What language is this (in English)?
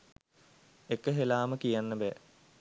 Sinhala